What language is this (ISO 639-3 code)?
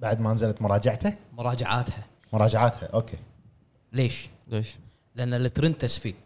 ara